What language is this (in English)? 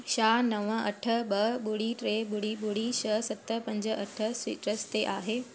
Sindhi